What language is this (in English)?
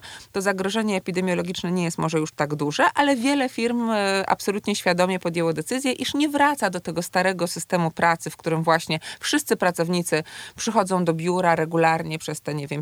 Polish